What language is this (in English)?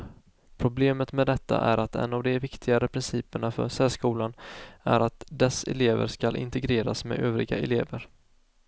Swedish